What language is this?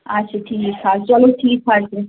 Kashmiri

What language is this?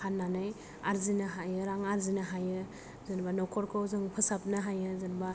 Bodo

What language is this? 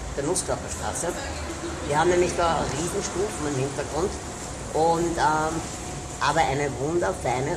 German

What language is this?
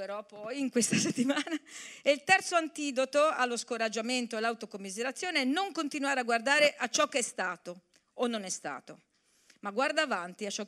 Italian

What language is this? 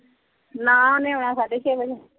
Punjabi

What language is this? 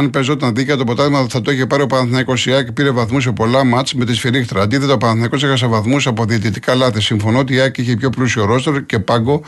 Greek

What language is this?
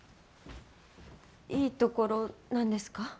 Japanese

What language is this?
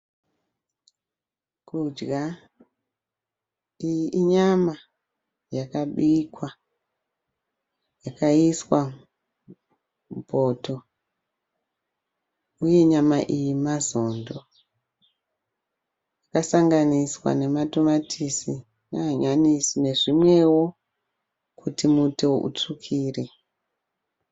Shona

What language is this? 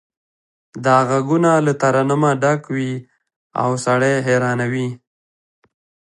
Pashto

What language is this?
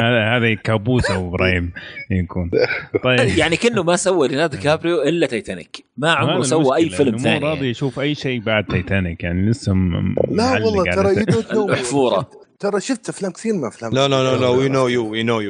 Arabic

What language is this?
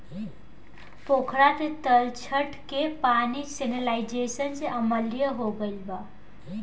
Bhojpuri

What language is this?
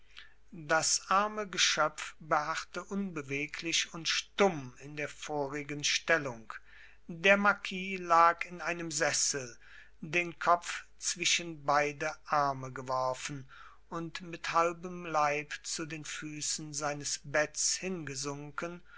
German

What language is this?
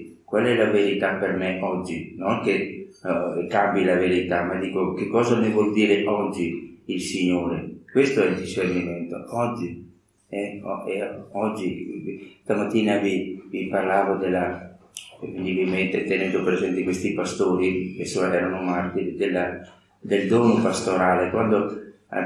Italian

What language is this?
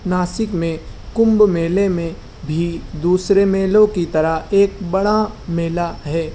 Urdu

